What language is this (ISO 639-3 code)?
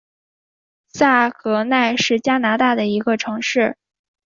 zho